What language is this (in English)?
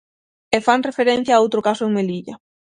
Galician